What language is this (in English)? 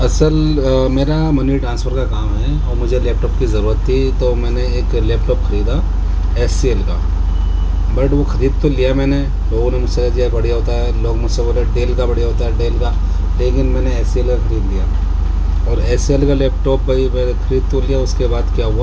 Urdu